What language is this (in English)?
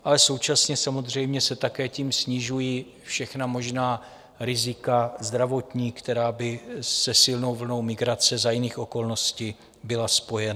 Czech